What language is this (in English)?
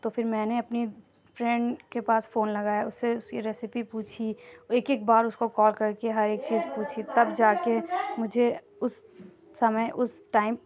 Urdu